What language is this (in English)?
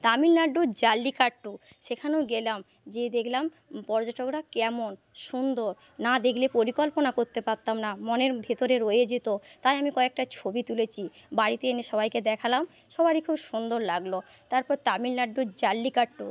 Bangla